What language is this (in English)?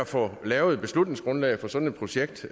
Danish